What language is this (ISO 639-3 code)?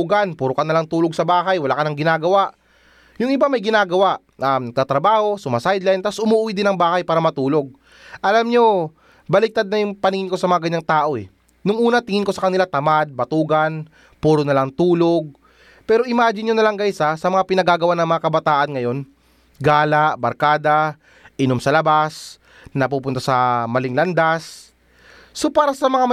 fil